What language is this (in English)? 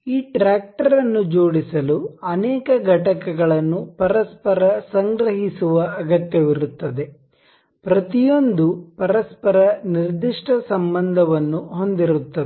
Kannada